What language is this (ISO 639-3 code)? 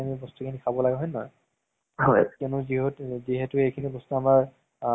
asm